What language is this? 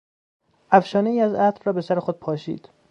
Persian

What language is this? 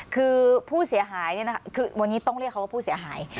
Thai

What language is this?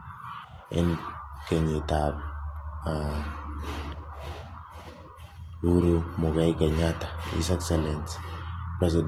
Kalenjin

